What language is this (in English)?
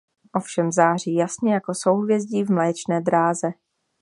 Czech